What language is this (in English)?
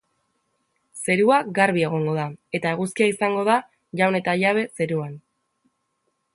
Basque